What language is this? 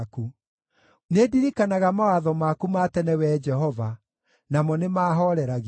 Kikuyu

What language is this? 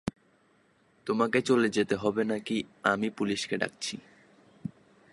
Bangla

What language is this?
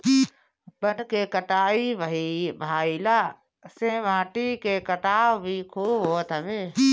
Bhojpuri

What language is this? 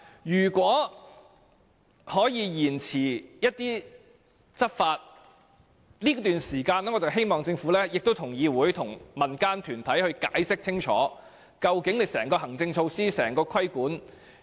Cantonese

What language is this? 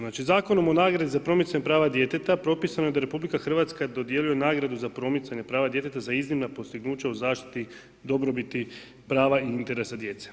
Croatian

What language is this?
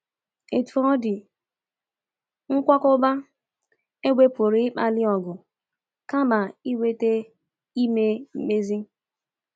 Igbo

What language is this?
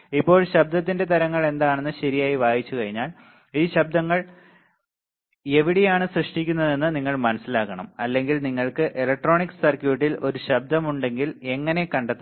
Malayalam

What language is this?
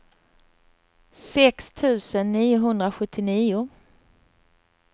Swedish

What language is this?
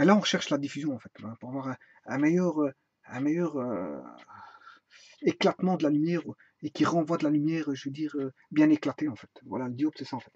French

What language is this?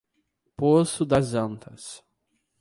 Portuguese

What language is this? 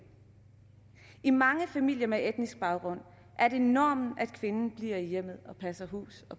Danish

